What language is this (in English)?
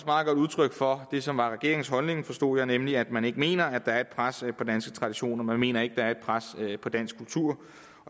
Danish